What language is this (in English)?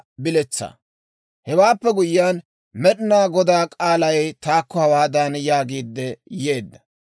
Dawro